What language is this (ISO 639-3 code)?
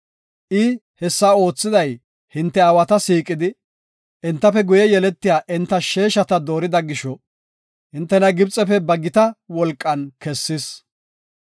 gof